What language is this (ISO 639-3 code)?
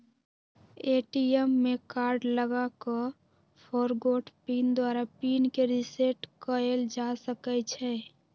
mag